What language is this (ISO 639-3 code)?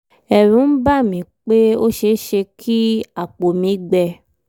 yor